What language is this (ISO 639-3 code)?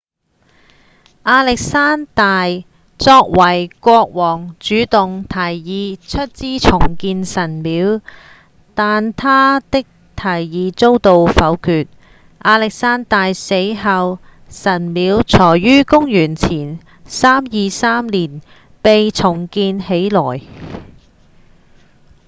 yue